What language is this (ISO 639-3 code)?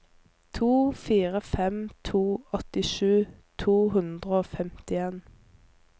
nor